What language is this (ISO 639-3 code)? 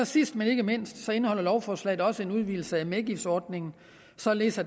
dan